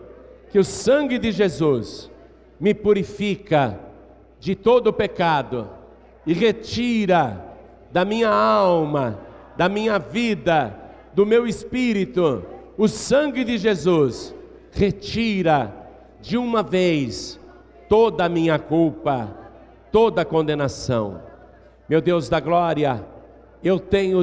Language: Portuguese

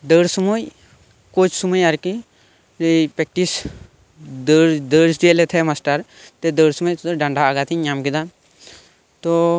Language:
Santali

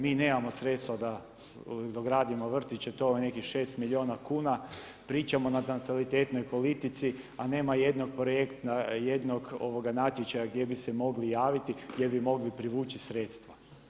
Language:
Croatian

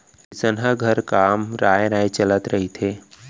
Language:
Chhattisgarhi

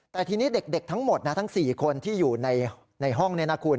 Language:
Thai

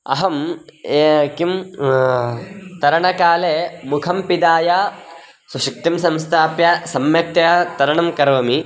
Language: Sanskrit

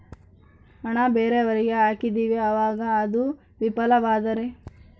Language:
Kannada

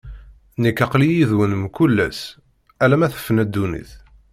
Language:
Kabyle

